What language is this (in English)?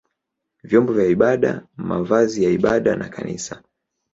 Swahili